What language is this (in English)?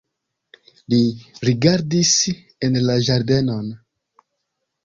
Esperanto